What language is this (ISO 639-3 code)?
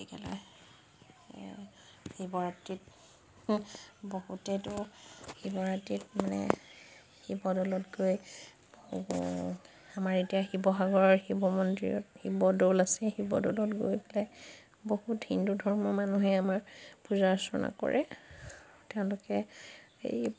asm